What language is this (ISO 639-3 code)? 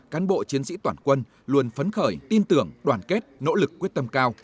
vie